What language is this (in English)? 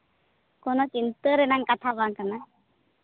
Santali